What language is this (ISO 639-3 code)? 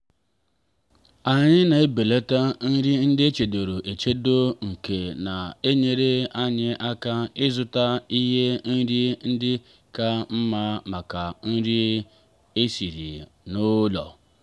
ibo